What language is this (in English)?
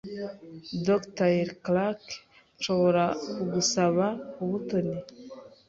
Kinyarwanda